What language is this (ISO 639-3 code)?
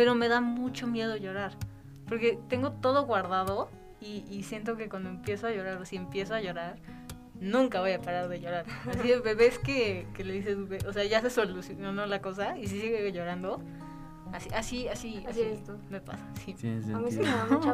spa